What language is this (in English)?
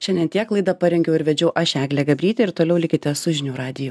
Lithuanian